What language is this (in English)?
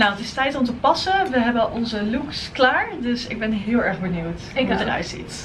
Dutch